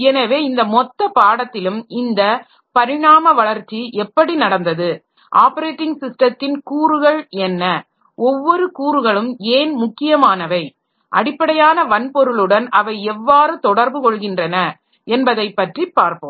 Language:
Tamil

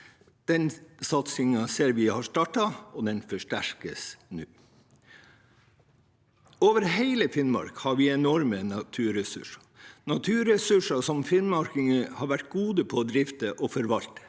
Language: Norwegian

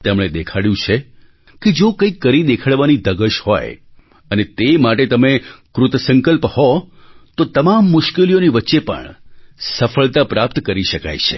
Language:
Gujarati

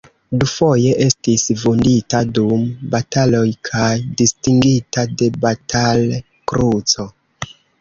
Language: Esperanto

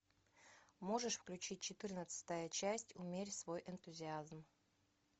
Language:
Russian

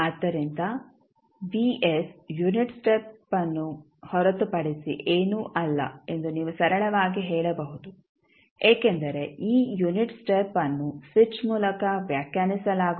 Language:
Kannada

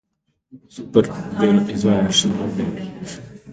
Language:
Slovenian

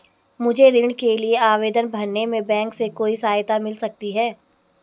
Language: Hindi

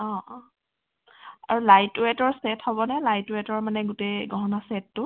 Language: Assamese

